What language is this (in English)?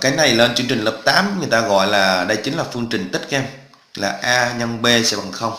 Vietnamese